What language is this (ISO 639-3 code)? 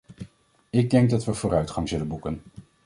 nld